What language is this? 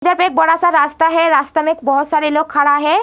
Hindi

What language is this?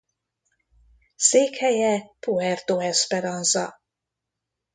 Hungarian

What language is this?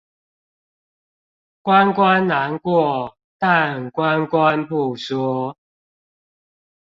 Chinese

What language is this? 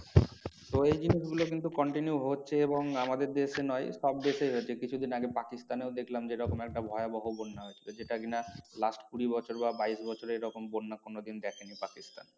Bangla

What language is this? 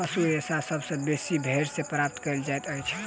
Maithili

